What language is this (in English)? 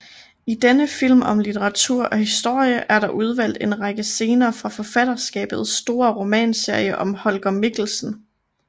Danish